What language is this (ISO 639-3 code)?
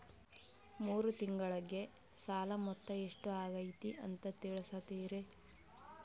kan